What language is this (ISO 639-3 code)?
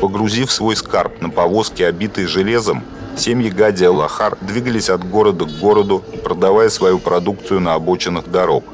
rus